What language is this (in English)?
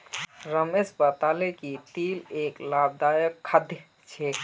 Magahi